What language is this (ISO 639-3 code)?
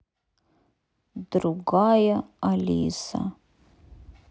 rus